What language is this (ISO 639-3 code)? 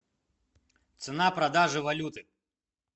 rus